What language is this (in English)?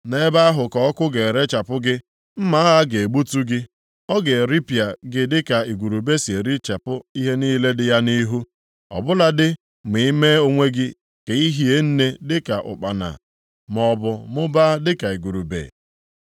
Igbo